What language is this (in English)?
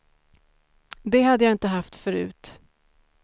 Swedish